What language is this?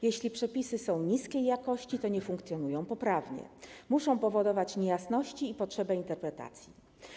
Polish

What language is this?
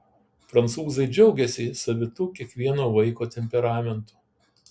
Lithuanian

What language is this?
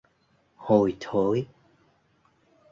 Vietnamese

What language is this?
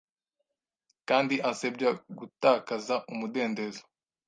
Kinyarwanda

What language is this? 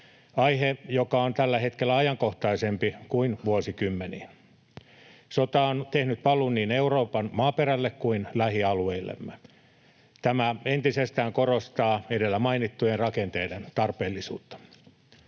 Finnish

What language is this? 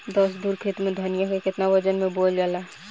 Bhojpuri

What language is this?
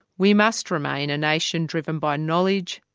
English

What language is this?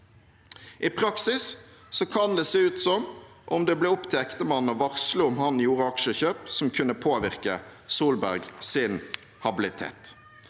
Norwegian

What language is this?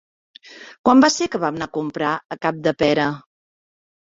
Catalan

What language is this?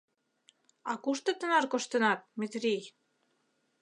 Mari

